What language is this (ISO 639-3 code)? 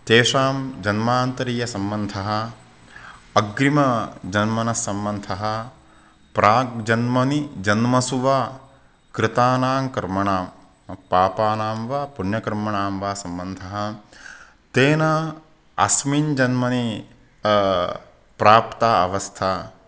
san